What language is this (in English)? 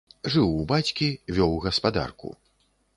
Belarusian